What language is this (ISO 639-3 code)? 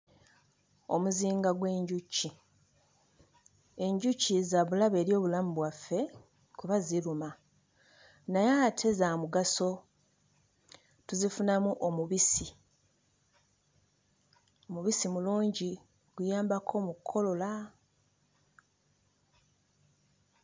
lug